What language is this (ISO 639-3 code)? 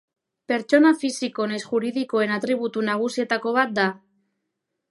eus